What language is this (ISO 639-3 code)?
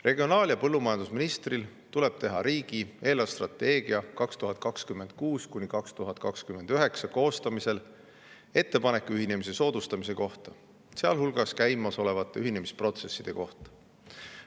est